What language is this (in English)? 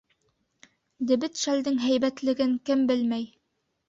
Bashkir